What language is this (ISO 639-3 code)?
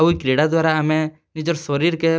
ori